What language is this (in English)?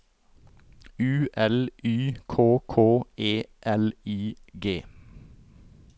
Norwegian